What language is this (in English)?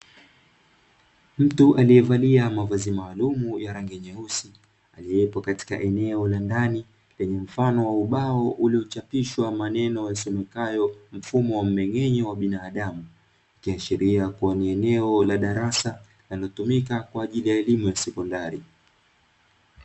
Swahili